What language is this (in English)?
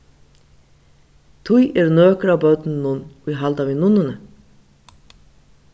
Faroese